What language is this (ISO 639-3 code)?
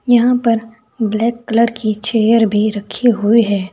hin